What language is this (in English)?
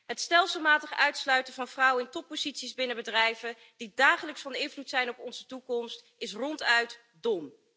Dutch